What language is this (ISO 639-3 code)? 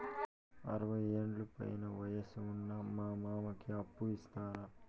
tel